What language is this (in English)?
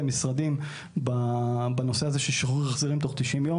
Hebrew